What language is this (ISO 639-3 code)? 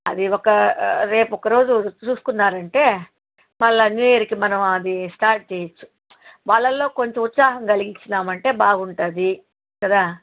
tel